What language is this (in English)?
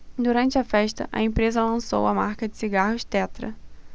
Portuguese